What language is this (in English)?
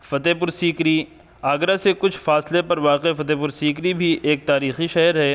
Urdu